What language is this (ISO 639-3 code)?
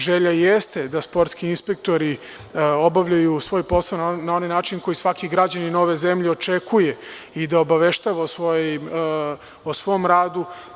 srp